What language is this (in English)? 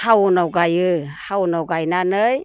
Bodo